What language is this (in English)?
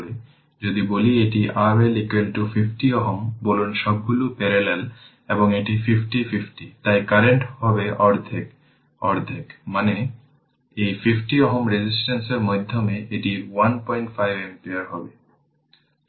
Bangla